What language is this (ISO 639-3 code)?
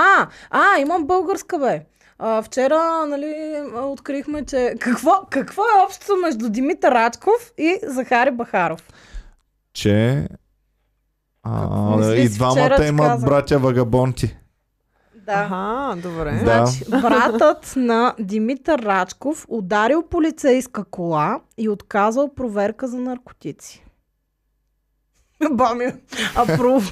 bul